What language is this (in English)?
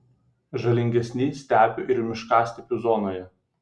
Lithuanian